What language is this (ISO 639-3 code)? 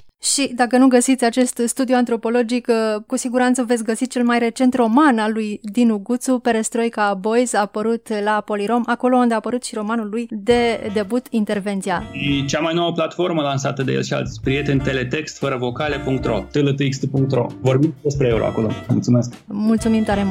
ron